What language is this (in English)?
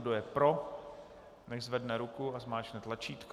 Czech